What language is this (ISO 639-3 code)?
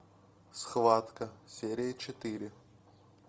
rus